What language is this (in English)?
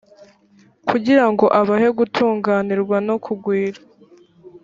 Kinyarwanda